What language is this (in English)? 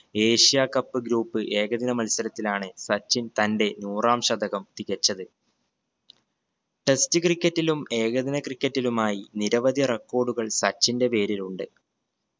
Malayalam